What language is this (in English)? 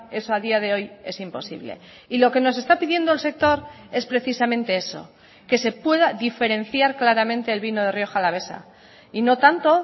Spanish